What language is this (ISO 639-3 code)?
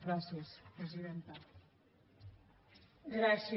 cat